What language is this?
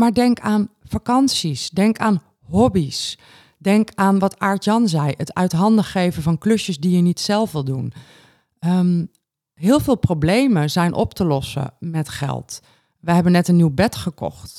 Dutch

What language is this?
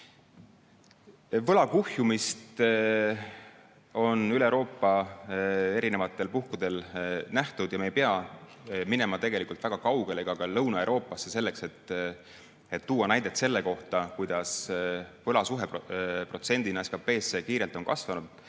Estonian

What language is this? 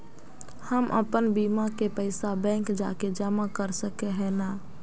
Magahi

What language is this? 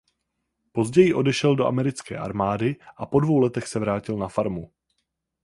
Czech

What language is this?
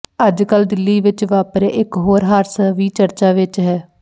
Punjabi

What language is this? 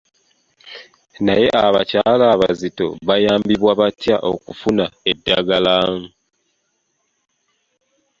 Ganda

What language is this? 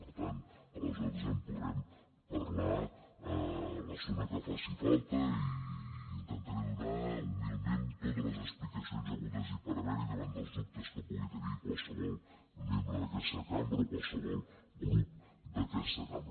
Catalan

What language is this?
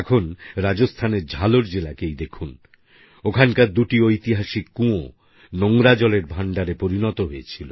Bangla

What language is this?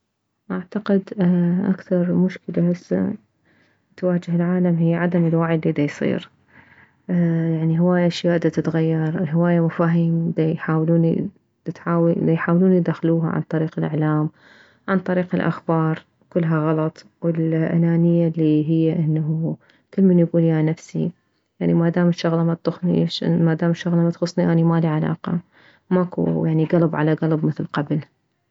Mesopotamian Arabic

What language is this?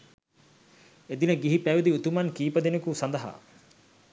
Sinhala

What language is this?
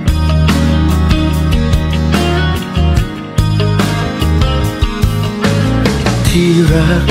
Thai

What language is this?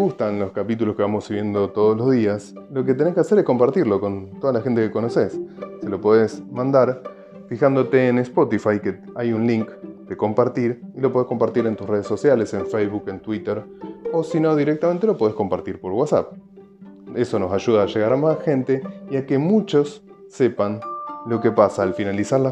Spanish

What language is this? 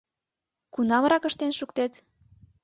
Mari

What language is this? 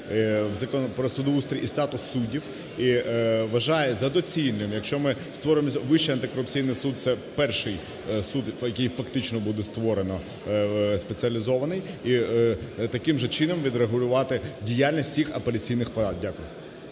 Ukrainian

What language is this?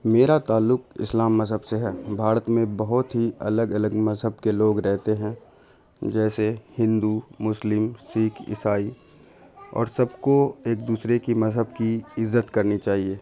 Urdu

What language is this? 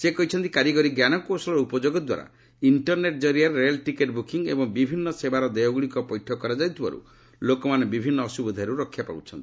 Odia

